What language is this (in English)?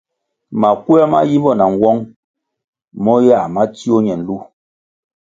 Kwasio